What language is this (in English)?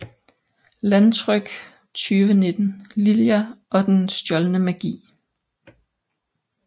Danish